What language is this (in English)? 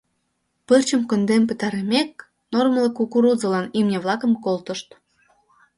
Mari